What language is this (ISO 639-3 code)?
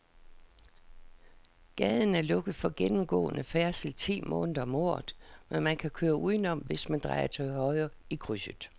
dan